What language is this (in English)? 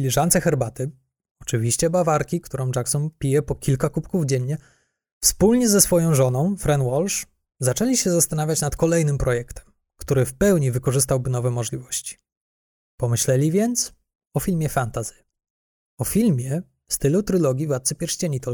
Polish